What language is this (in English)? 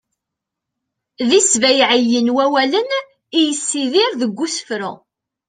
Kabyle